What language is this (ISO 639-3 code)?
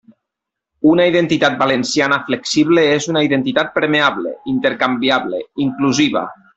cat